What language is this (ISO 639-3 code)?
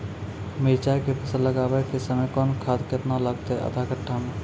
mai